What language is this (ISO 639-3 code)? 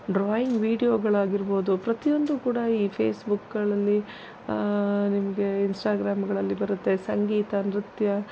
kan